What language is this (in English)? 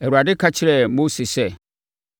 Akan